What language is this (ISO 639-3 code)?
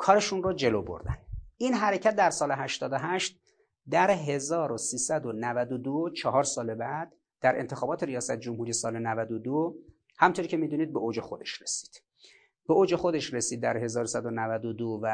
fas